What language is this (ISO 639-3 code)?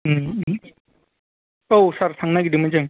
brx